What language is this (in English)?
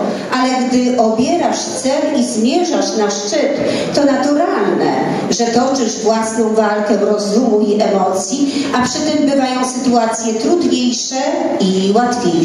Polish